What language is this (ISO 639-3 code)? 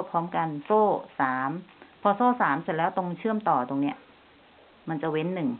tha